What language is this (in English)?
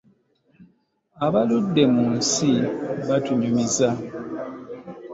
Ganda